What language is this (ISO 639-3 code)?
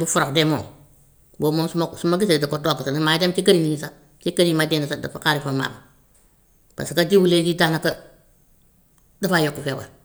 wof